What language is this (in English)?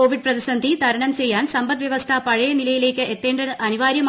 Malayalam